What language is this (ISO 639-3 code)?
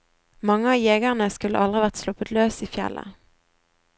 nor